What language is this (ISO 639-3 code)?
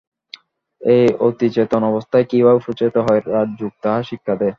ben